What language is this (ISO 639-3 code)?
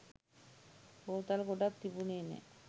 sin